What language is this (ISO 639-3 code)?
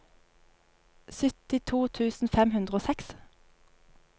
nor